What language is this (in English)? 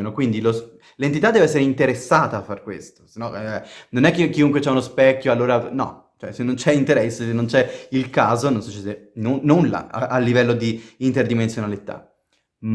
Italian